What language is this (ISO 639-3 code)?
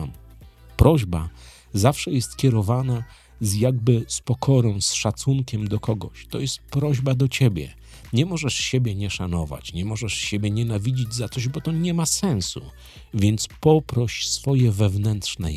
pol